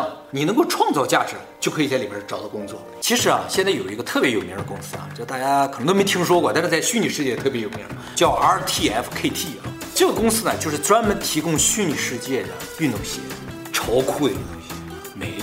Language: Chinese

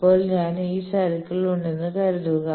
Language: Malayalam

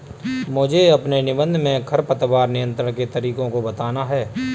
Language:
Hindi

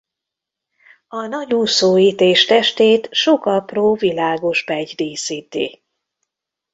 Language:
Hungarian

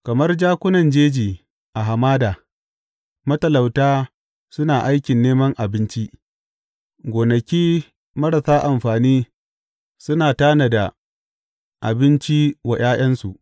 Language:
Hausa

